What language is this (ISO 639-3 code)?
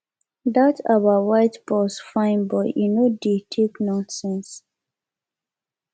pcm